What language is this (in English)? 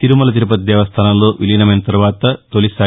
Telugu